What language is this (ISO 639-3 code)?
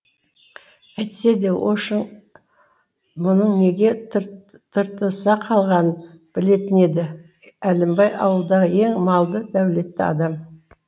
kaz